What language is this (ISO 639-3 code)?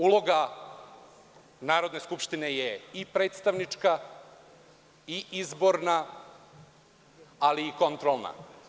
srp